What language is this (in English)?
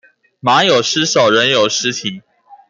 Chinese